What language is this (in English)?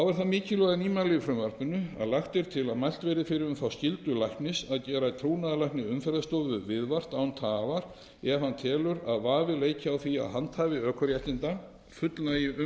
Icelandic